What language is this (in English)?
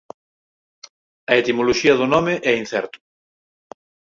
Galician